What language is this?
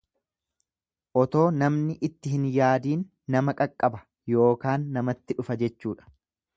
Oromo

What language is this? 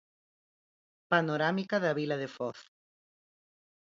Galician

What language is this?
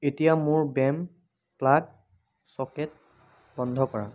Assamese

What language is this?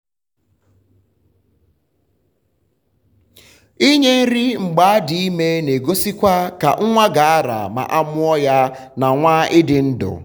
Igbo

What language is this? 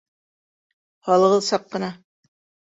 Bashkir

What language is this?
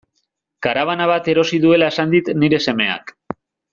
Basque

